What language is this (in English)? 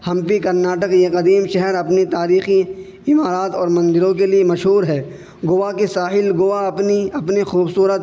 Urdu